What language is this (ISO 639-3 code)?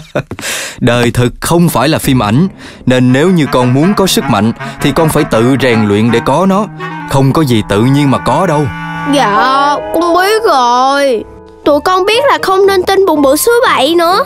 vie